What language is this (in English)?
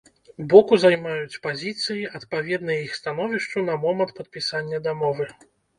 Belarusian